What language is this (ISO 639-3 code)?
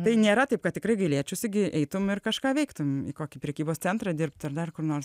lit